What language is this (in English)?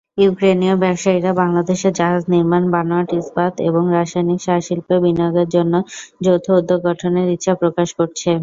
Bangla